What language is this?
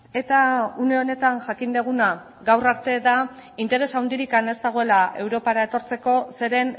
Basque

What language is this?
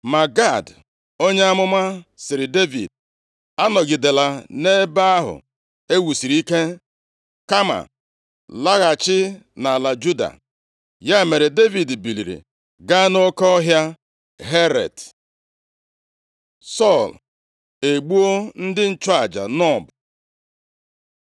Igbo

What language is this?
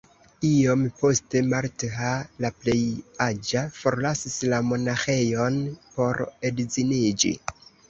Esperanto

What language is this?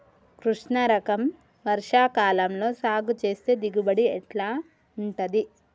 Telugu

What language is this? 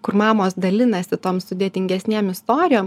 Lithuanian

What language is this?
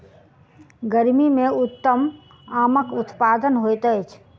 Maithili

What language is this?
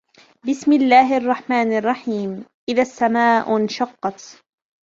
Arabic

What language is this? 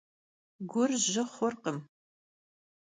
Kabardian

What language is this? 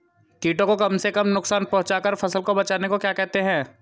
Hindi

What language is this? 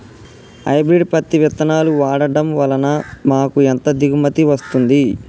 Telugu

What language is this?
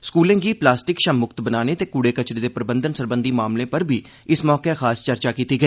Dogri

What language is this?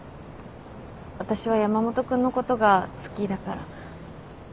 Japanese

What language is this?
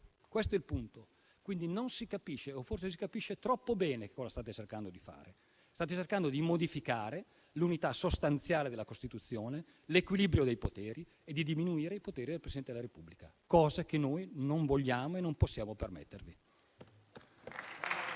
Italian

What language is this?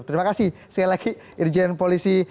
Indonesian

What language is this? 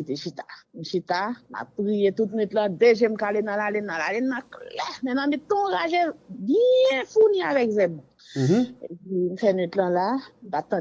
French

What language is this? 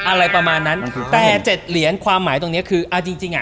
Thai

